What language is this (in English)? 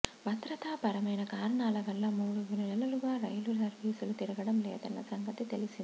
Telugu